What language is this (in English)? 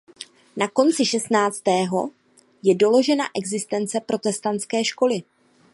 Czech